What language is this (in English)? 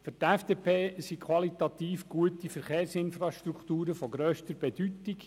Swiss German